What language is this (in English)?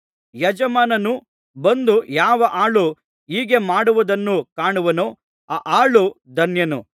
Kannada